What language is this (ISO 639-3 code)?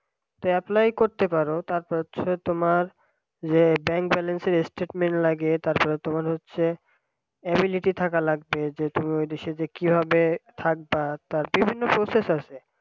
ben